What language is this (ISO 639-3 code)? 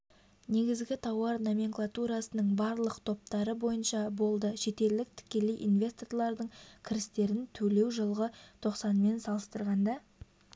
kaz